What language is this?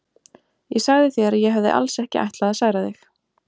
Icelandic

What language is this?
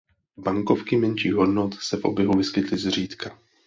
Czech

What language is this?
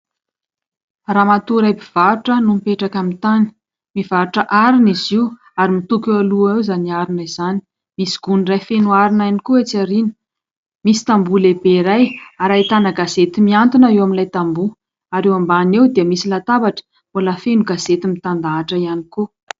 Malagasy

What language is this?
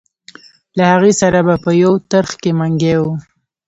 Pashto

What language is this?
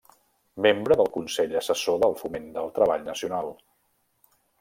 Catalan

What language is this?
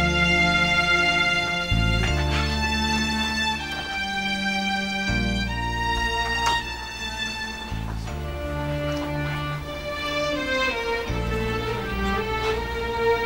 Arabic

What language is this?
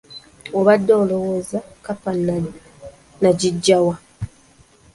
Ganda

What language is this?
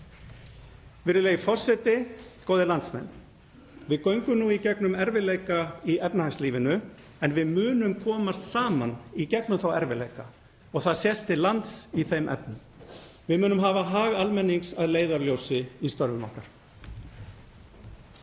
Icelandic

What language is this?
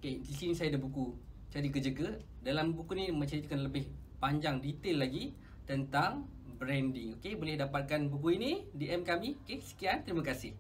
Malay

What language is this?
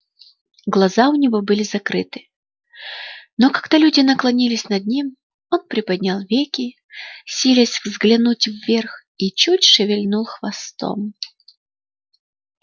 Russian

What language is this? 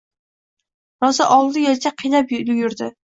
Uzbek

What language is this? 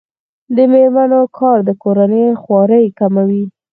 Pashto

